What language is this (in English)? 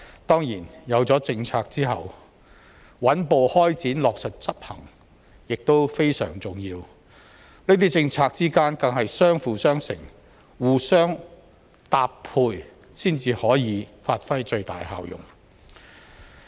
Cantonese